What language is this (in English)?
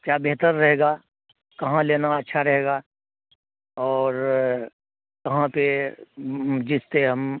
Urdu